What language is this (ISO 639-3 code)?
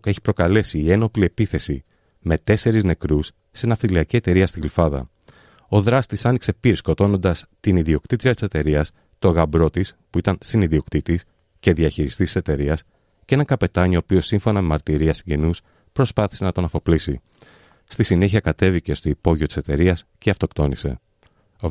ell